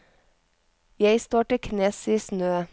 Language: Norwegian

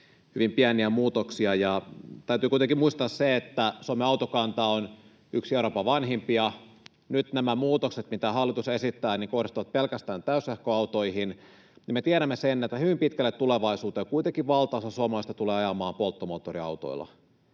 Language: Finnish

